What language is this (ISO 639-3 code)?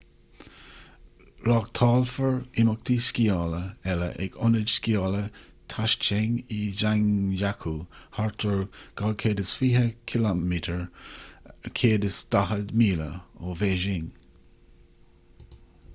gle